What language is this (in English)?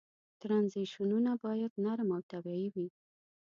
Pashto